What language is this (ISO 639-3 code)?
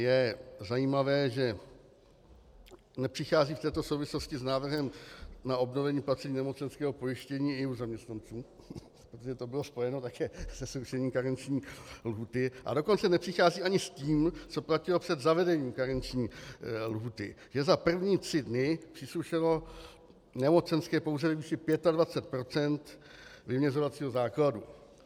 ces